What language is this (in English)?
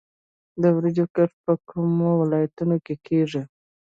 Pashto